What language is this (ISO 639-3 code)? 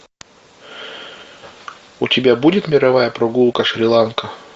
rus